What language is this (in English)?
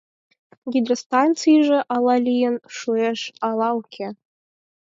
Mari